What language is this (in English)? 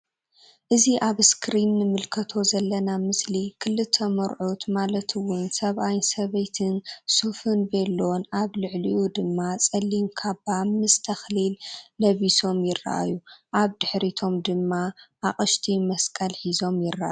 Tigrinya